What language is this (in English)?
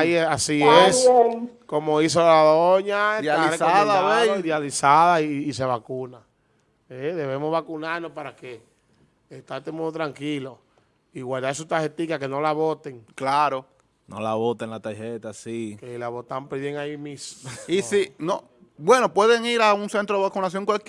Spanish